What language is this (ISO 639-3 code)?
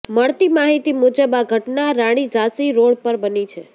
guj